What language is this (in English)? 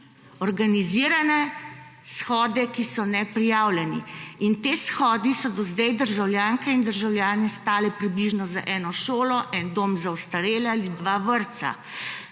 Slovenian